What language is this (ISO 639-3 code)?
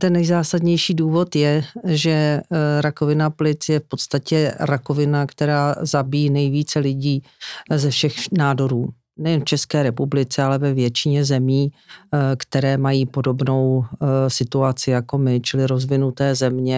ces